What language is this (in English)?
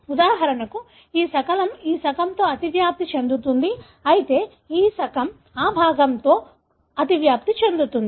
Telugu